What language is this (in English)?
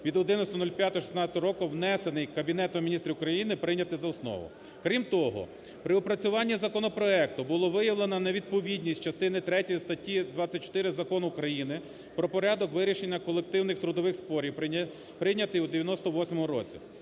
Ukrainian